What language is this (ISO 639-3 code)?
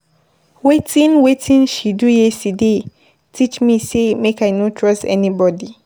pcm